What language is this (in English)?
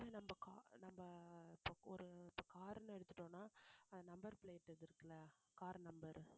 Tamil